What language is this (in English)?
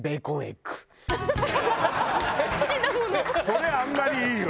Japanese